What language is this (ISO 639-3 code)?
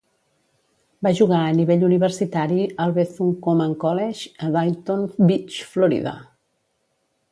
cat